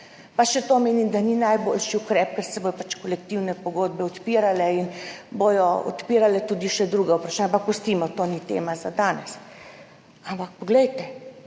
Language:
Slovenian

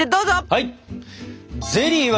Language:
Japanese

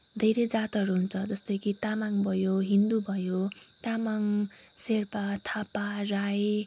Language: Nepali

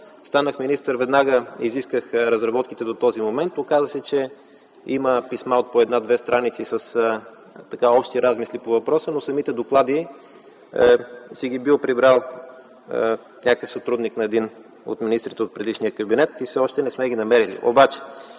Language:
Bulgarian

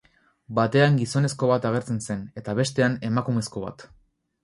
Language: Basque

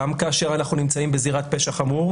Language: Hebrew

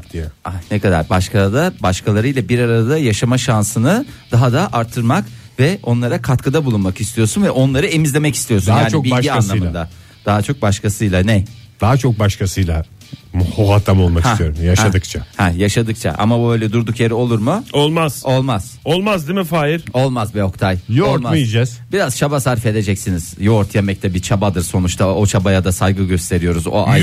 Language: Turkish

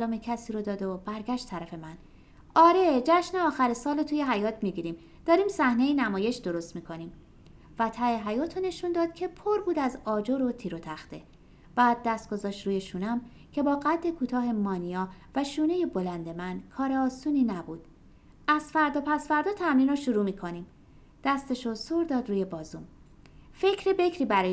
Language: Persian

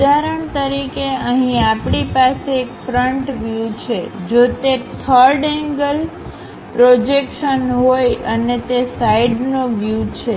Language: Gujarati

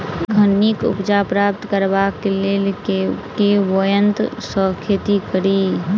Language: Maithili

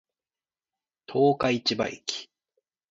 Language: Japanese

